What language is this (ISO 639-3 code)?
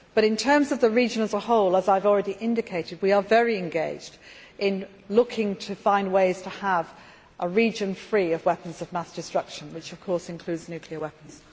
eng